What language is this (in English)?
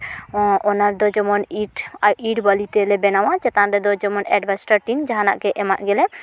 Santali